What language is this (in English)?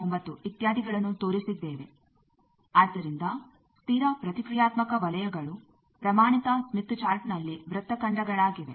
Kannada